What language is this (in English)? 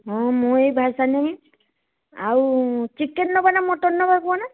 Odia